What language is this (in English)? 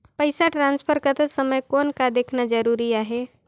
Chhattisgarhi